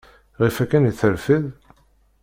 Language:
Kabyle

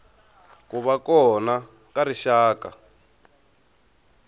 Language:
Tsonga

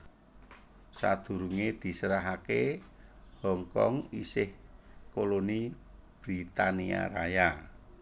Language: Javanese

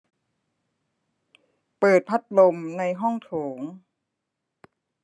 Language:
Thai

